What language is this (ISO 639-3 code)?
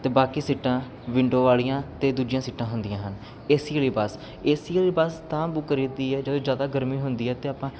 pan